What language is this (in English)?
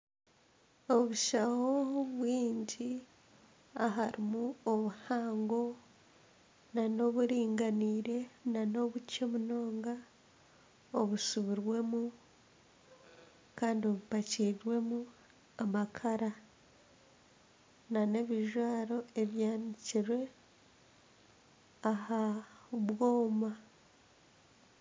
Nyankole